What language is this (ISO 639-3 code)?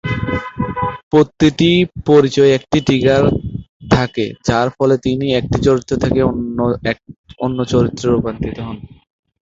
ben